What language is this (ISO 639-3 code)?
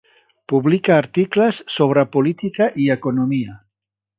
cat